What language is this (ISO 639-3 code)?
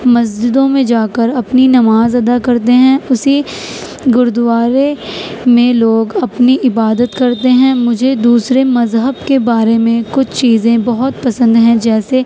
urd